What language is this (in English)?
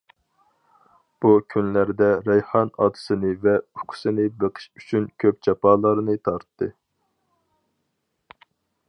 Uyghur